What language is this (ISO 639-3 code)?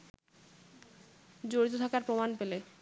ben